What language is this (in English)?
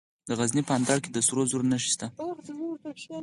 Pashto